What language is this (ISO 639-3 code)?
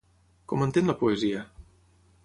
cat